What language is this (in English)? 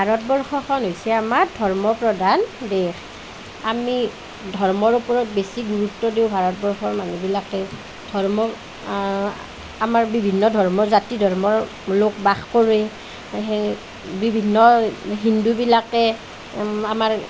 Assamese